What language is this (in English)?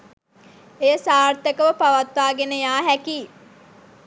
Sinhala